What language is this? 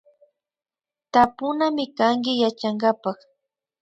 Imbabura Highland Quichua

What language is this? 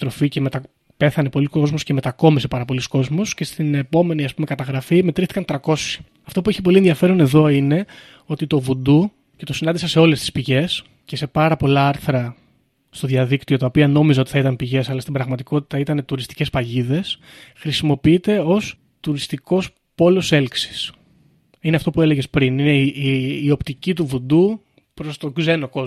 Greek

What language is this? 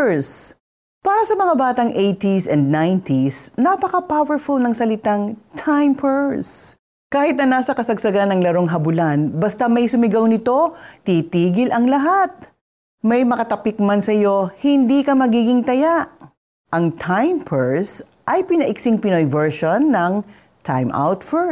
Filipino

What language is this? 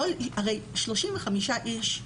Hebrew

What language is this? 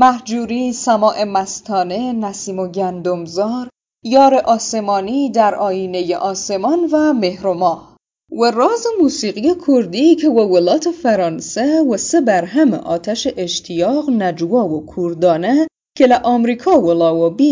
Persian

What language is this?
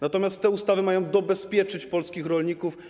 Polish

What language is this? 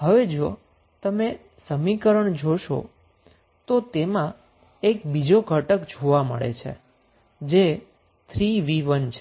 Gujarati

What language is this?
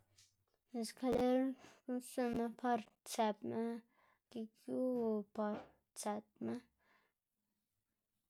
Xanaguía Zapotec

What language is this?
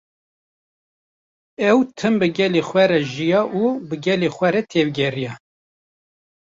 Kurdish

